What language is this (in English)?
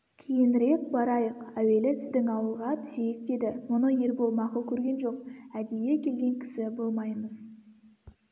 Kazakh